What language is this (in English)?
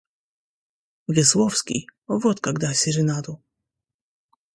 Russian